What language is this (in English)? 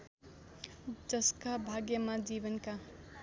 Nepali